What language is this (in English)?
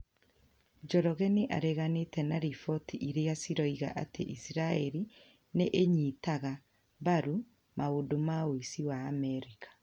Kikuyu